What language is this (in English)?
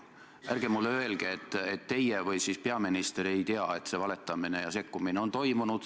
Estonian